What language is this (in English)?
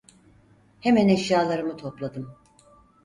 Turkish